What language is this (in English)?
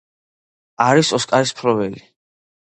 Georgian